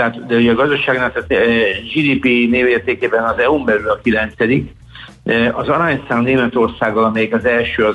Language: Hungarian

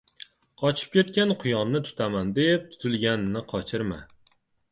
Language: Uzbek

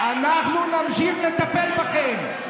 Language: Hebrew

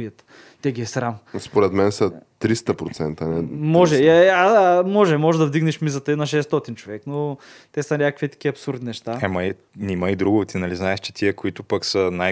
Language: Bulgarian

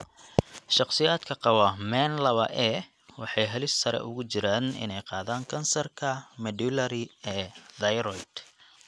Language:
Somali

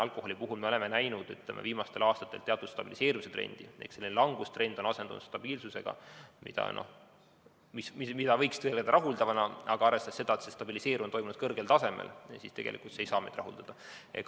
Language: Estonian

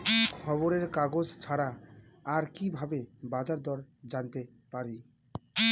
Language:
Bangla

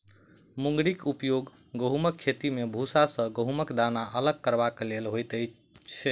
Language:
Maithili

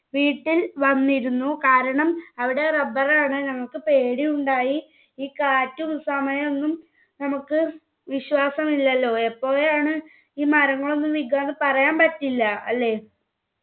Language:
Malayalam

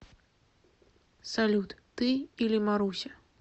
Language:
Russian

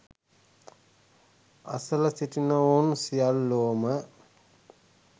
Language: Sinhala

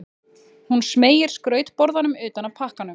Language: Icelandic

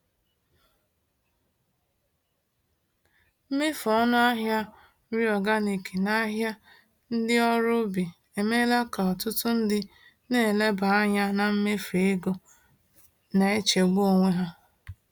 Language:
Igbo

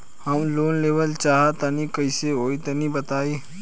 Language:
Bhojpuri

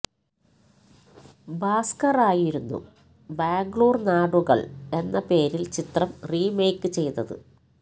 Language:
Malayalam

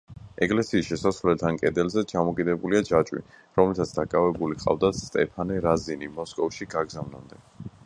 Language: Georgian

